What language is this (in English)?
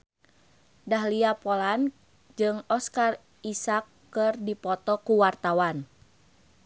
Sundanese